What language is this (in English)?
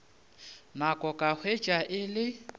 Northern Sotho